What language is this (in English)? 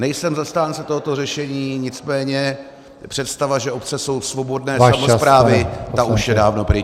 Czech